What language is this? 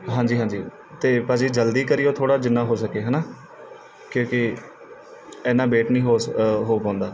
Punjabi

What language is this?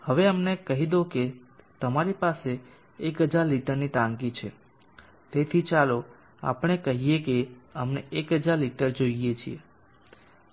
Gujarati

